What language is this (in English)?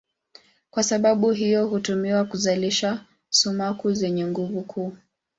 Swahili